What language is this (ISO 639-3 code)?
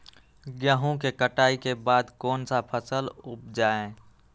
mag